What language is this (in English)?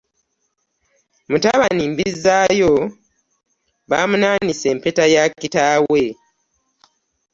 Ganda